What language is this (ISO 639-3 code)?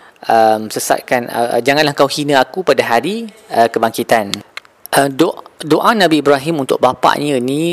msa